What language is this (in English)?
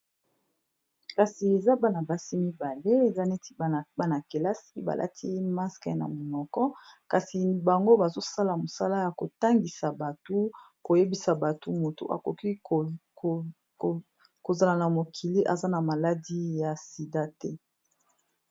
Lingala